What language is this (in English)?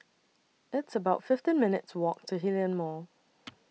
English